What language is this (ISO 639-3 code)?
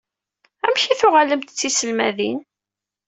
kab